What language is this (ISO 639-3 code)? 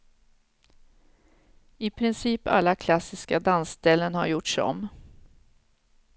swe